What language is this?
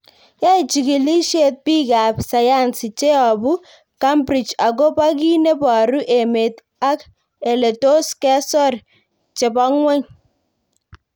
Kalenjin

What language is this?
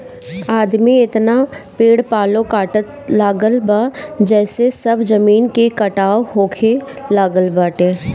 Bhojpuri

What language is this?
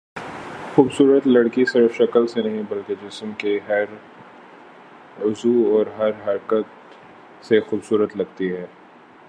Urdu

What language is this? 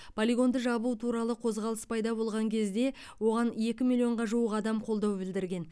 Kazakh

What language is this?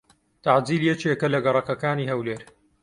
Central Kurdish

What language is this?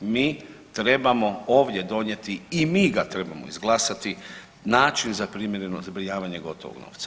Croatian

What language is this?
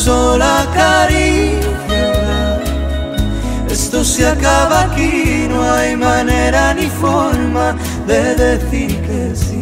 Romanian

